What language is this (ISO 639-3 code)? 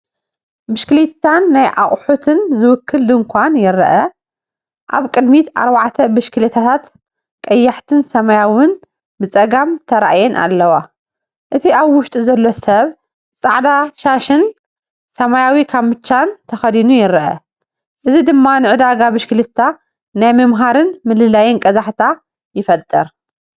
tir